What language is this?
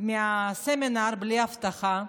Hebrew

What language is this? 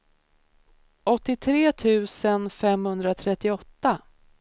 Swedish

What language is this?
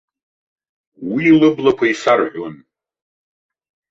Abkhazian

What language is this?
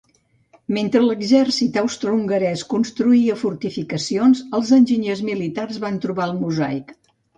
Catalan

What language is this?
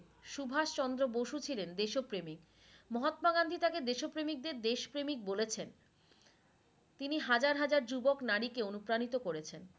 Bangla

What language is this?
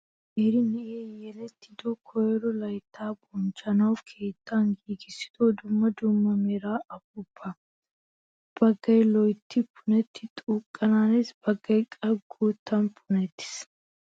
Wolaytta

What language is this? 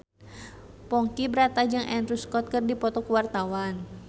Sundanese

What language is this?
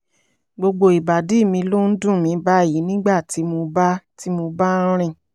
Yoruba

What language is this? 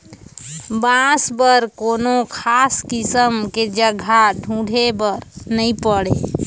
Chhattisgarhi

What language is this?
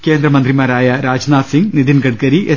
Malayalam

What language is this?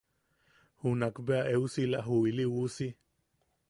Yaqui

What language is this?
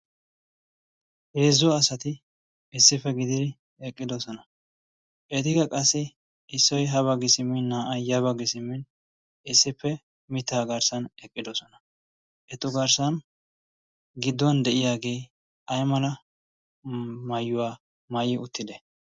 Wolaytta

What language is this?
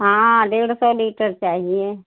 Hindi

